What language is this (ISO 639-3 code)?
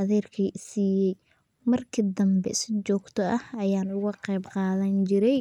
som